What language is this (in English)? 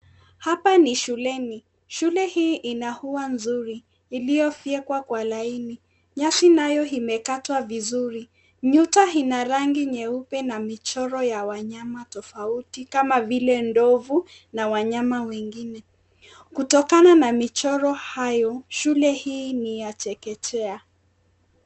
Swahili